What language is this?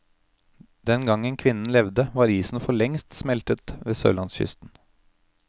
Norwegian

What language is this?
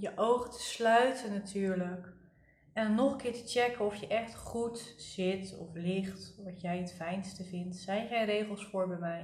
Dutch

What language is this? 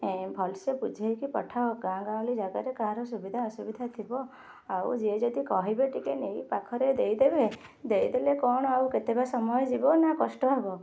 Odia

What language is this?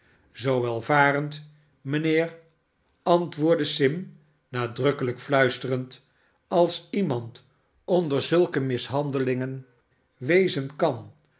Dutch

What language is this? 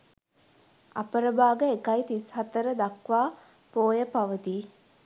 Sinhala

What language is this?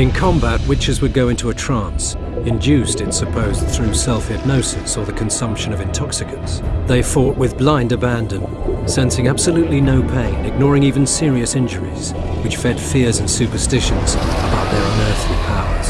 English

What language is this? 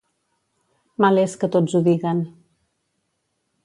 Catalan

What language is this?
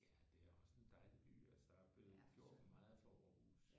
Danish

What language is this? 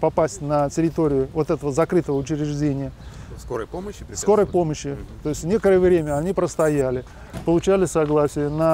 Russian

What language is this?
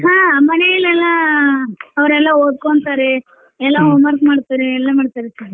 Kannada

